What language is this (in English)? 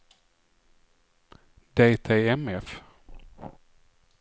Swedish